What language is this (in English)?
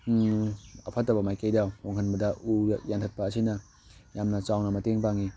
Manipuri